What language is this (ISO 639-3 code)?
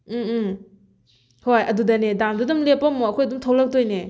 mni